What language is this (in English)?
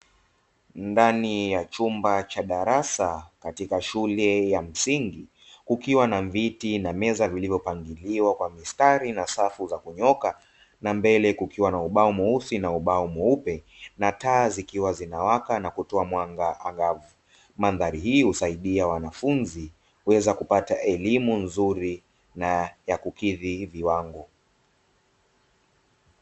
Swahili